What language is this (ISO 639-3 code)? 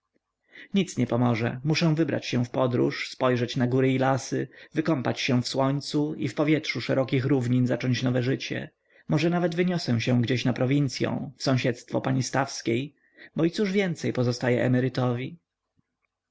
pol